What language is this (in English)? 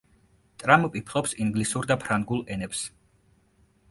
Georgian